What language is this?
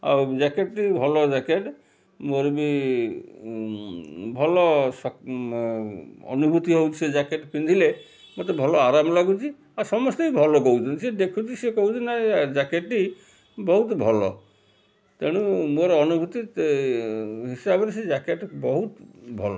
Odia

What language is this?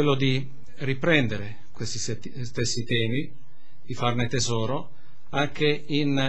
Italian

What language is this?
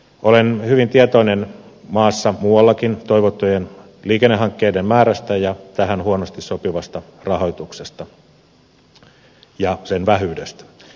Finnish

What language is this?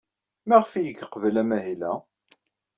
Kabyle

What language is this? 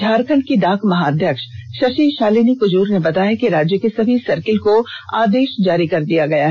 Hindi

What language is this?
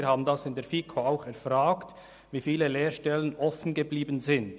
Swiss German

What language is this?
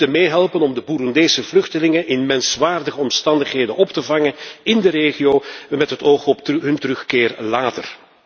Dutch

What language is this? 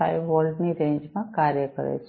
Gujarati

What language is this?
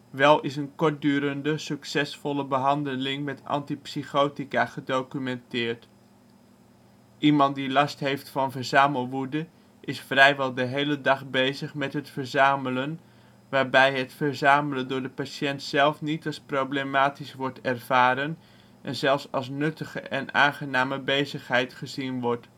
Dutch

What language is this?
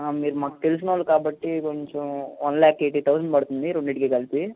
Telugu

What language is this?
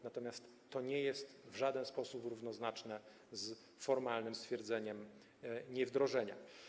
Polish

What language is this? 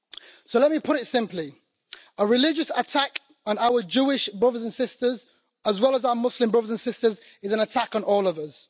English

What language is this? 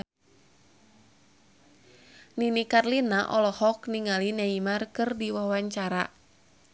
Sundanese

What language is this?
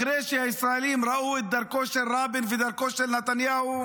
Hebrew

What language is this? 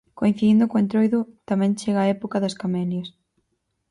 Galician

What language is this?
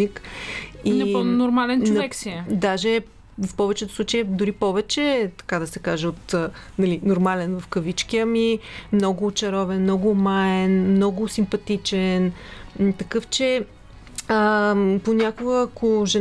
Bulgarian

